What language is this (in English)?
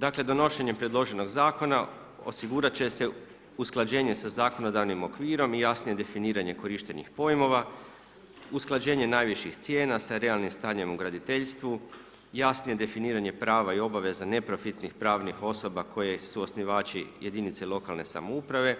Croatian